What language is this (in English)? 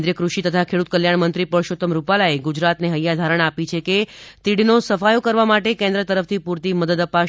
Gujarati